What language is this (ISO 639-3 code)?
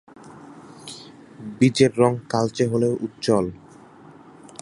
ben